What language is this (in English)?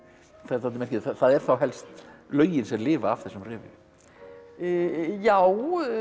Icelandic